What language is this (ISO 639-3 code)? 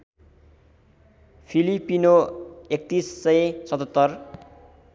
nep